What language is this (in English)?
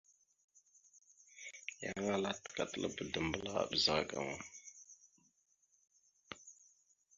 Mada (Cameroon)